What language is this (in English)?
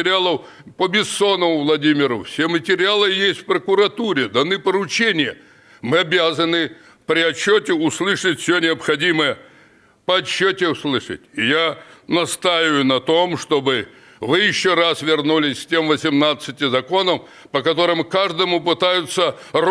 Russian